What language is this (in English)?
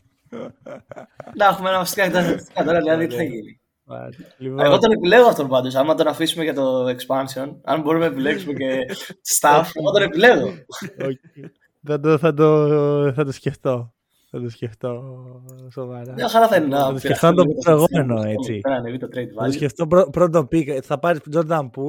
Greek